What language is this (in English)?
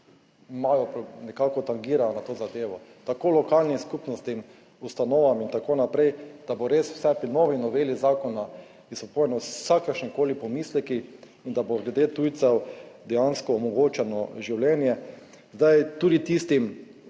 Slovenian